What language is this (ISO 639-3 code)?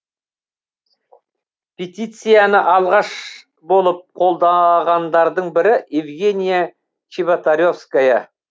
kaz